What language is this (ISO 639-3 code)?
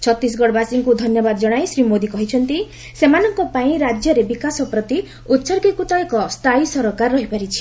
ori